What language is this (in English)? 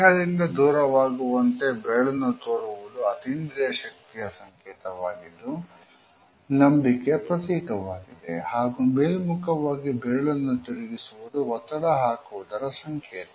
Kannada